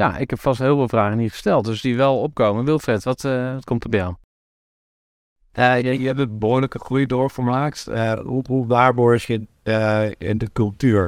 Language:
Dutch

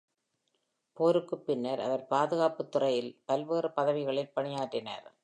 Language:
Tamil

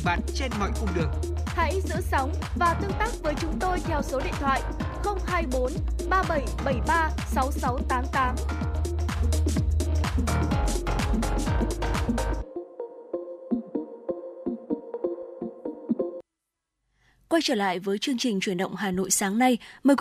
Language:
Vietnamese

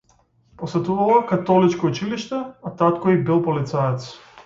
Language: Macedonian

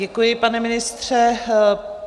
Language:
Czech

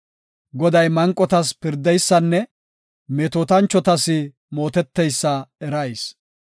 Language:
Gofa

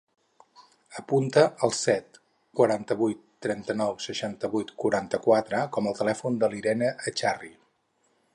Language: Catalan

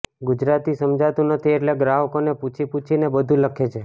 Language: Gujarati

